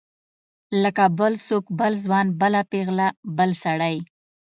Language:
Pashto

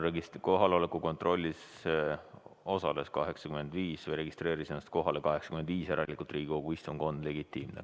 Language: Estonian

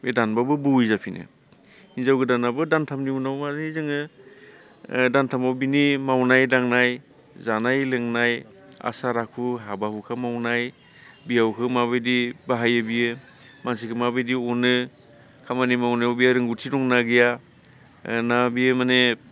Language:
Bodo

